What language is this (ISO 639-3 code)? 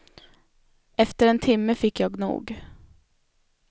swe